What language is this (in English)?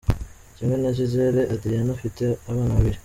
Kinyarwanda